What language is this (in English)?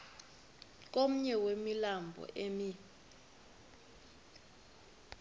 Xhosa